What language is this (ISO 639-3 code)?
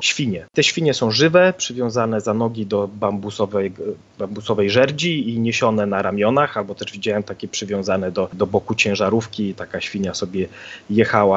pol